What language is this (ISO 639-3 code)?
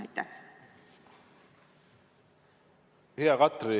est